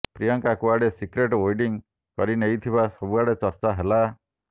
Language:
Odia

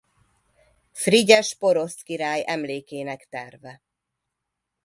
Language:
Hungarian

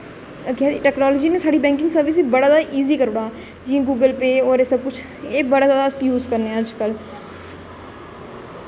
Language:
Dogri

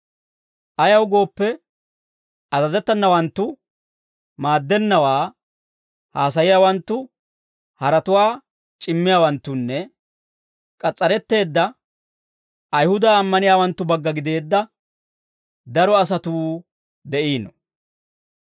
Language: Dawro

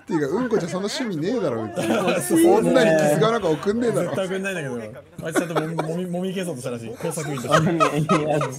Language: Japanese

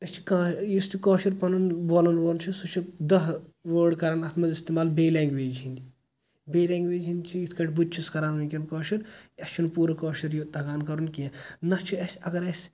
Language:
Kashmiri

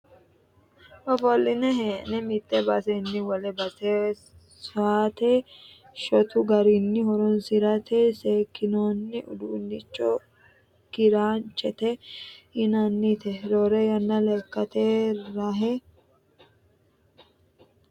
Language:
Sidamo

